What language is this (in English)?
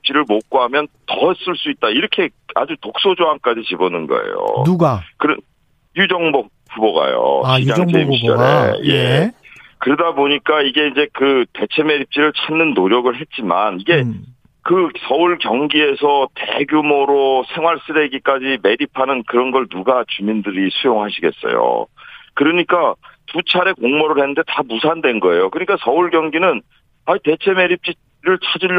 Korean